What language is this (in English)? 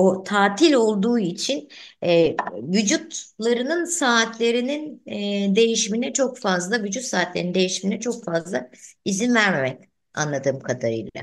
Turkish